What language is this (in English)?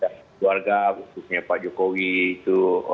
Indonesian